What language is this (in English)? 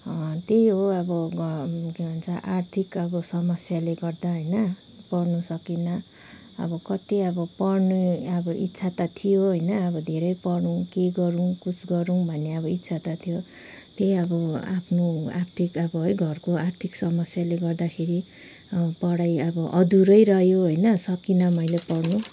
Nepali